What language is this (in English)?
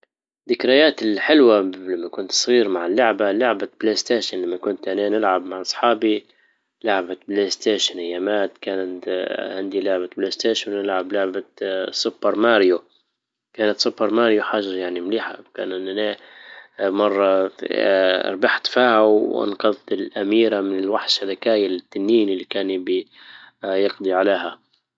Libyan Arabic